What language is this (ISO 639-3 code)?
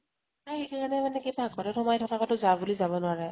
asm